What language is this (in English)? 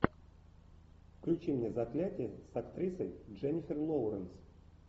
Russian